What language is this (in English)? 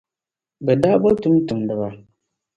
Dagbani